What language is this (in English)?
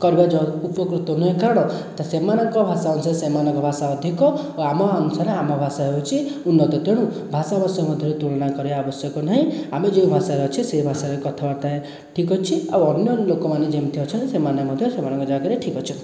Odia